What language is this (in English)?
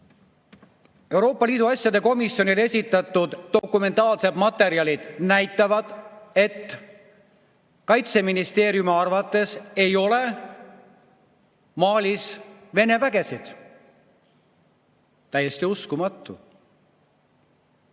Estonian